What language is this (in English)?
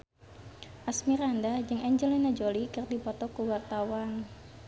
Sundanese